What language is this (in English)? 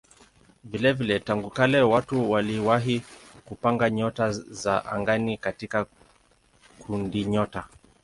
Swahili